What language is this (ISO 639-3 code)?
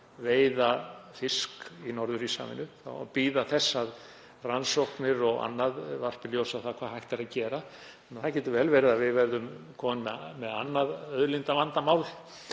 isl